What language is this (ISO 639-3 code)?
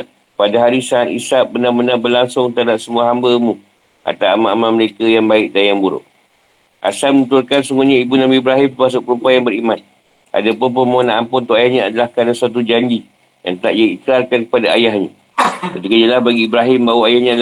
msa